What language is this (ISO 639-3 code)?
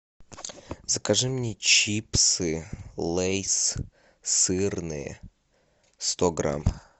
rus